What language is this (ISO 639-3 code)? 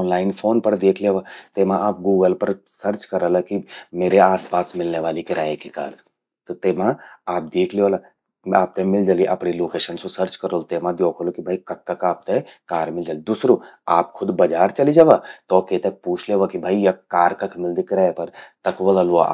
gbm